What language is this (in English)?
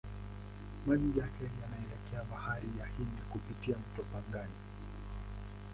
Swahili